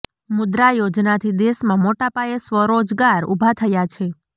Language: Gujarati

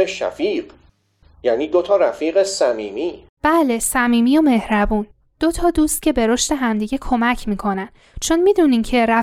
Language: Persian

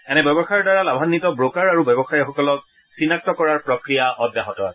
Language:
Assamese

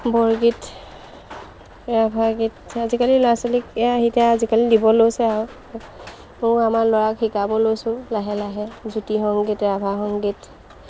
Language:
Assamese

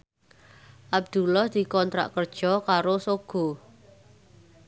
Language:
Javanese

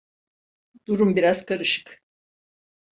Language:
Turkish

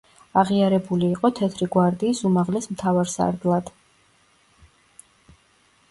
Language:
Georgian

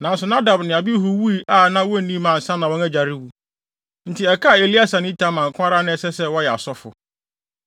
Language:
Akan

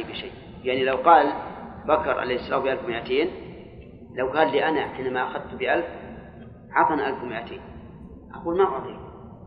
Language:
Arabic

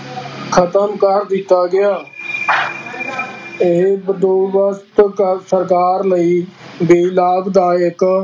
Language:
Punjabi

